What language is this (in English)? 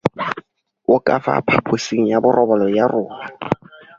Tswana